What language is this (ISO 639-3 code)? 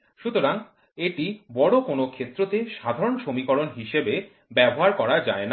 ben